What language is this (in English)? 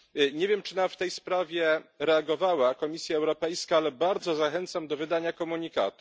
Polish